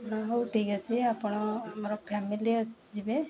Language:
Odia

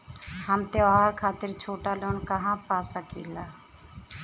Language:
Bhojpuri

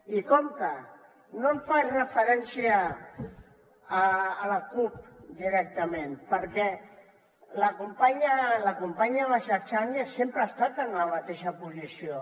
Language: Catalan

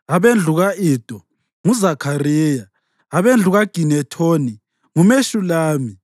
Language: North Ndebele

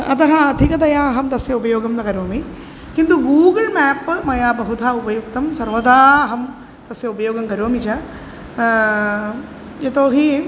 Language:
Sanskrit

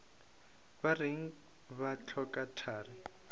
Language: Northern Sotho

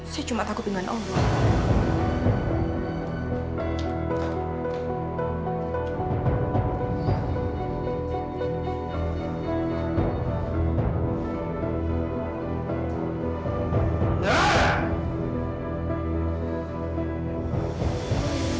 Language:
Indonesian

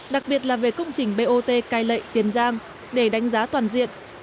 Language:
Vietnamese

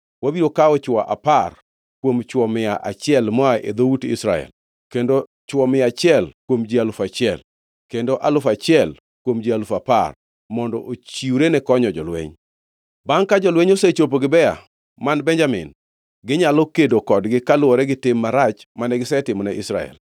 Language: Luo (Kenya and Tanzania)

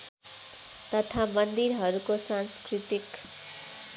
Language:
Nepali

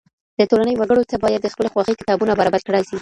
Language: Pashto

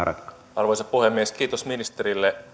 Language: Finnish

